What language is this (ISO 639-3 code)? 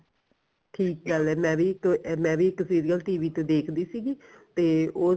pan